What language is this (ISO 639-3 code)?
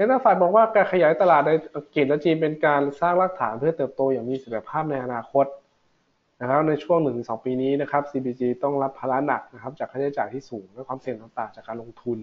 tha